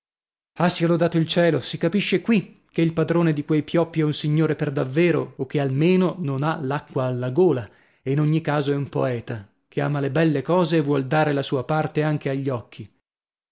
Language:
Italian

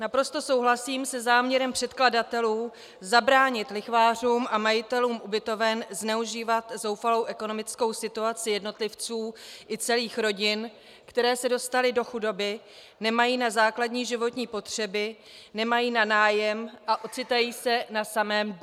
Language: Czech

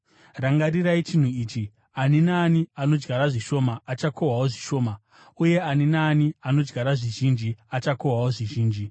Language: Shona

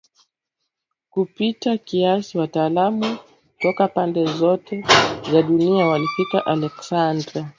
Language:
Swahili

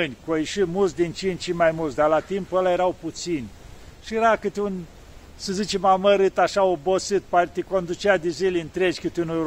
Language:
Romanian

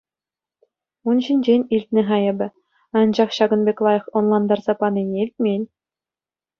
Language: Chuvash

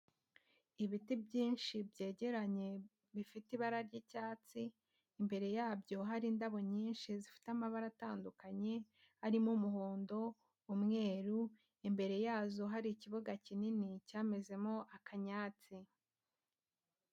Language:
Kinyarwanda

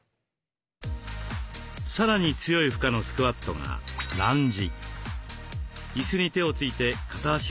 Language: Japanese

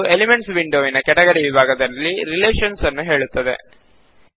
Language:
Kannada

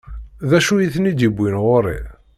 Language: Kabyle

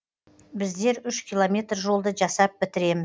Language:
Kazakh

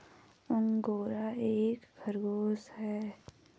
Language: Hindi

